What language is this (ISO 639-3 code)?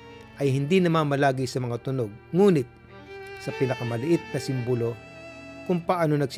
fil